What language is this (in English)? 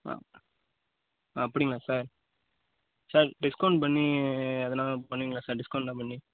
Tamil